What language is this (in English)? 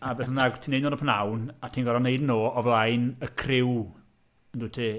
Welsh